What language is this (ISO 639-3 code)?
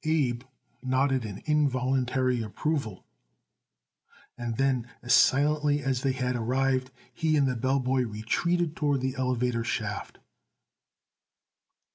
eng